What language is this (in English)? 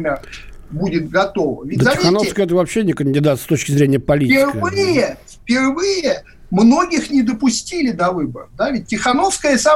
Russian